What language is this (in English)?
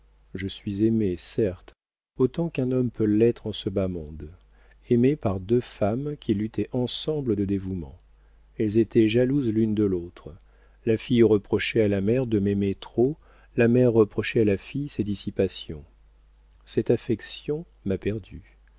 French